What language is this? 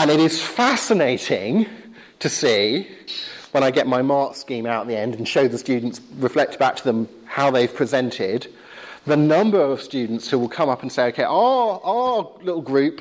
English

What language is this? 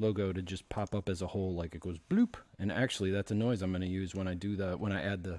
English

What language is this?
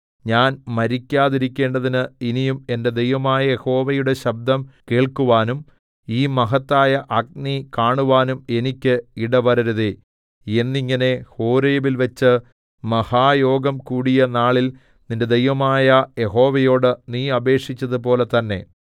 Malayalam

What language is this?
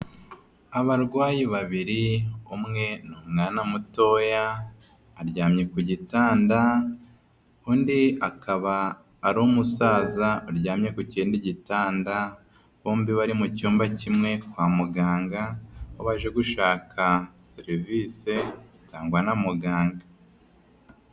Kinyarwanda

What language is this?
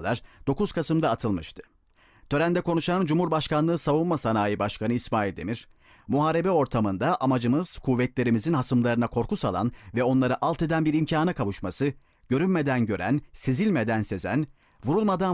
Turkish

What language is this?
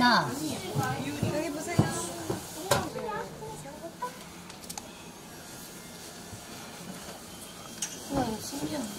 Korean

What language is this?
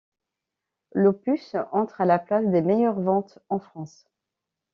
French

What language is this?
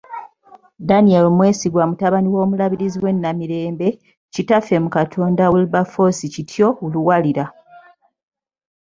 Ganda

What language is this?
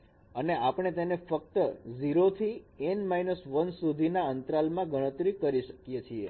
Gujarati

